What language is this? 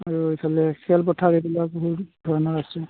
Assamese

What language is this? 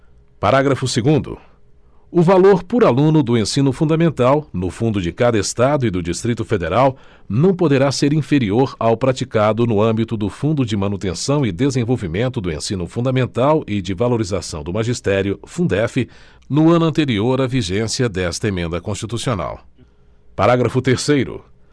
Portuguese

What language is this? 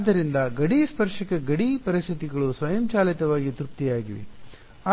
Kannada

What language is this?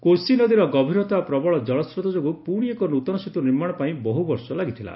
Odia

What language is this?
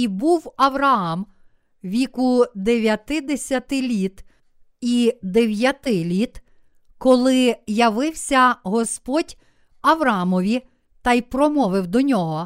Ukrainian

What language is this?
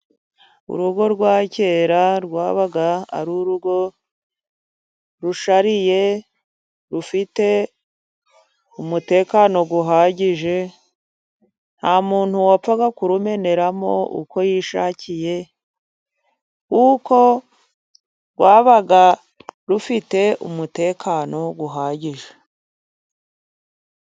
Kinyarwanda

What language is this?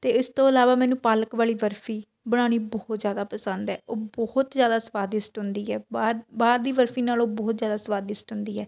Punjabi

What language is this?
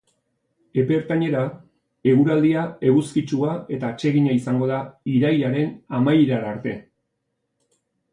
Basque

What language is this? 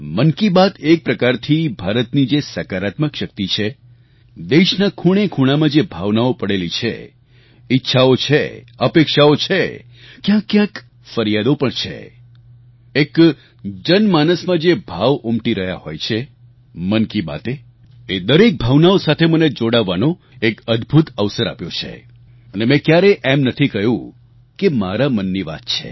Gujarati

